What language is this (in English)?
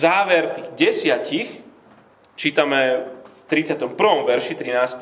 Slovak